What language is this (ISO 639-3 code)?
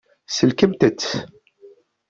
kab